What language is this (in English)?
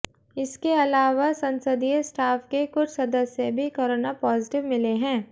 Hindi